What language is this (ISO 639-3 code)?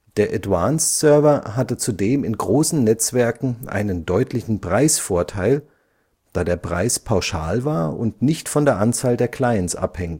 deu